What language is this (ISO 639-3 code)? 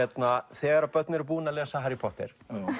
isl